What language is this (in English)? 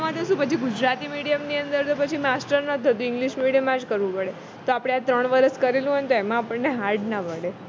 Gujarati